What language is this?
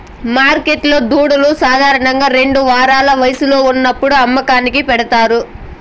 Telugu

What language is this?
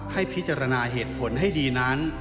Thai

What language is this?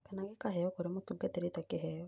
Kikuyu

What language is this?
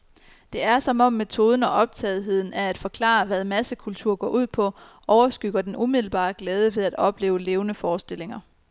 Danish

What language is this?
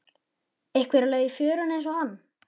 Icelandic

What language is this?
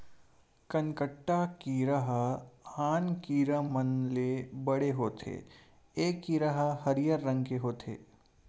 Chhattisgarhi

